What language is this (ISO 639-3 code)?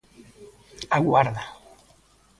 glg